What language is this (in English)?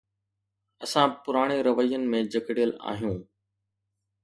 Sindhi